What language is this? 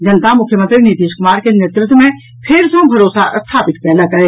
Maithili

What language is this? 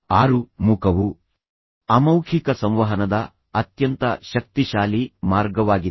Kannada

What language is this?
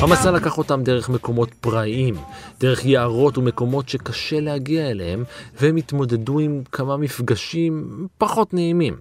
Hebrew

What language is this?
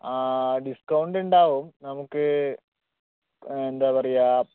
Malayalam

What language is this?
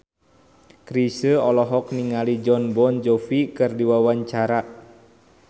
Sundanese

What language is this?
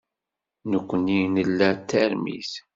Kabyle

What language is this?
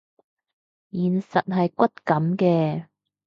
Cantonese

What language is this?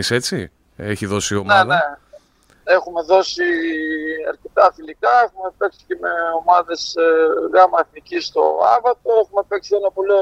Greek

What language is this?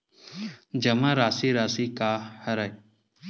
Chhattisgarhi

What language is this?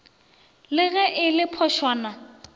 Northern Sotho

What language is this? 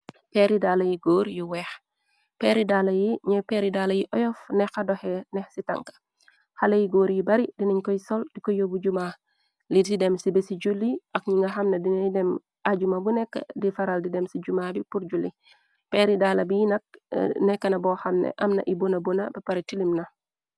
Wolof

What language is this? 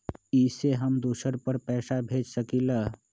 Magahi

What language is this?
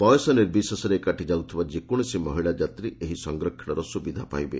Odia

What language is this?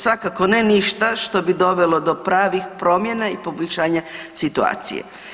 Croatian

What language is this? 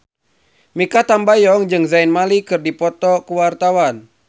Sundanese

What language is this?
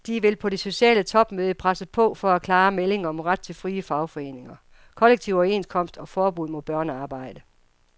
Danish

